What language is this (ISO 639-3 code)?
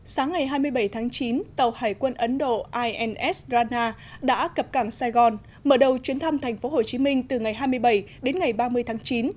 vie